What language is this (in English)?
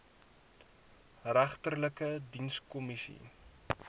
Afrikaans